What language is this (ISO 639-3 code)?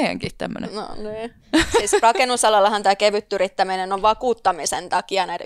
fin